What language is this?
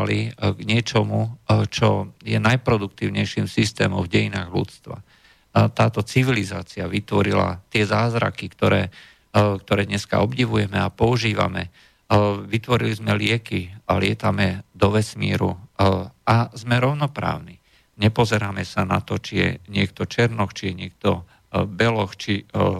Slovak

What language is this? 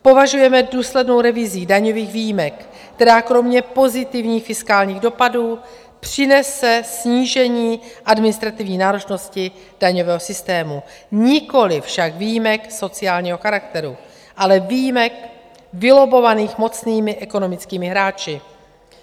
Czech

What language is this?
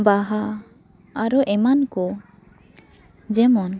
Santali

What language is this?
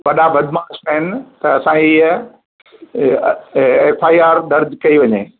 Sindhi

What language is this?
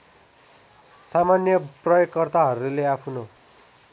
Nepali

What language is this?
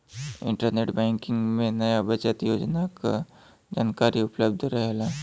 Bhojpuri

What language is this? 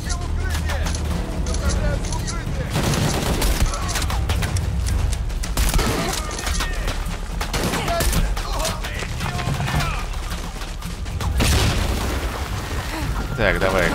Russian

